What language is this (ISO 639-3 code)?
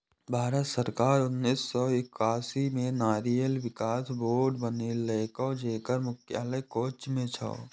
mai